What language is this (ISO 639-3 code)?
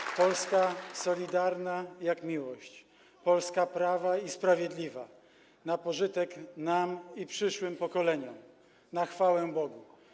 pol